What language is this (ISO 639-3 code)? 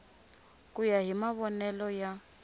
tso